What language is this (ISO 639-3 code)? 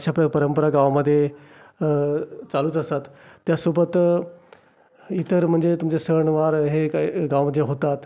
mar